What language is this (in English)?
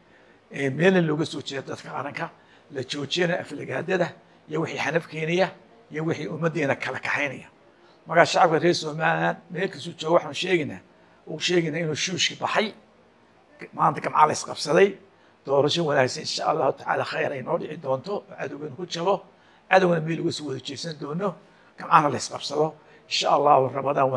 Arabic